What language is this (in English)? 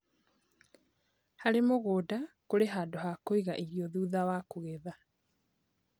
Kikuyu